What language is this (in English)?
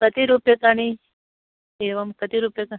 Sanskrit